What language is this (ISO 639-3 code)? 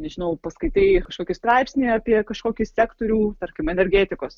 lit